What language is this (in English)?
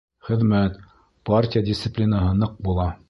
Bashkir